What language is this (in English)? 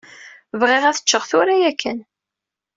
Kabyle